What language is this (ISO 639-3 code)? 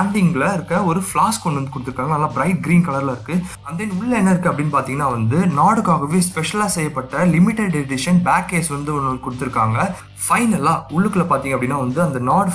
ron